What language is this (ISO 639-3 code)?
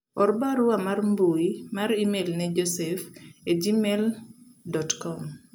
luo